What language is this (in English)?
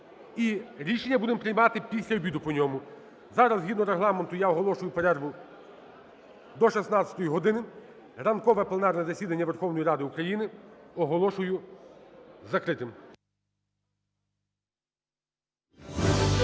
Ukrainian